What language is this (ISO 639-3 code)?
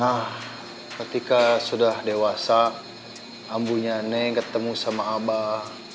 ind